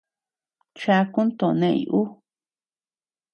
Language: Tepeuxila Cuicatec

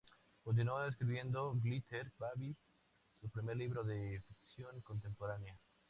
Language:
Spanish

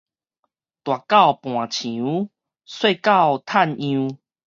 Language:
Min Nan Chinese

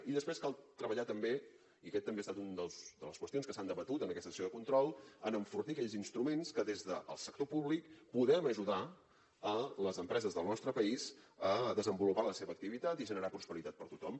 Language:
Catalan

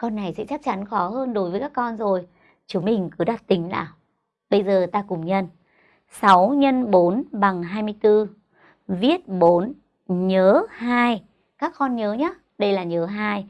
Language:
Vietnamese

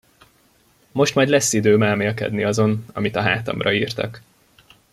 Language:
Hungarian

